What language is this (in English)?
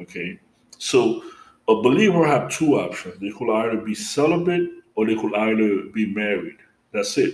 English